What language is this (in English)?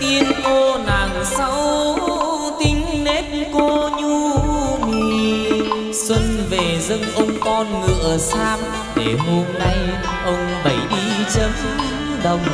Vietnamese